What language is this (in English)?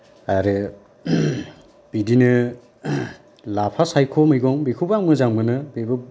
Bodo